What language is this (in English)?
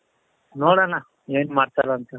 Kannada